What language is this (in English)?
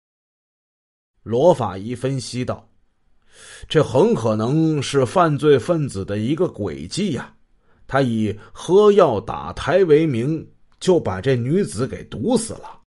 Chinese